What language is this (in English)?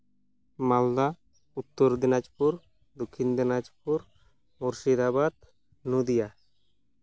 Santali